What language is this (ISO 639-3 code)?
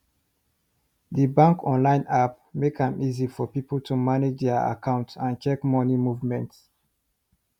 pcm